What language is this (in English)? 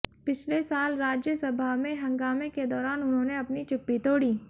Hindi